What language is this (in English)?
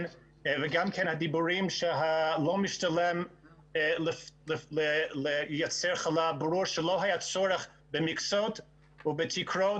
Hebrew